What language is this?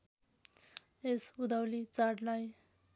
Nepali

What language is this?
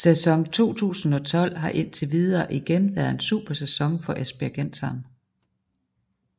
Danish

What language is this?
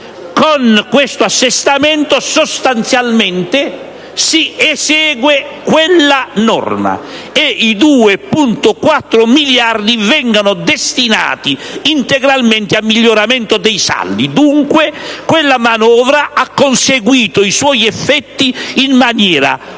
Italian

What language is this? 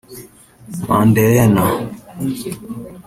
Kinyarwanda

